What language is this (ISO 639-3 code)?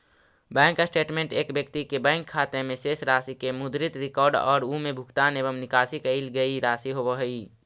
mag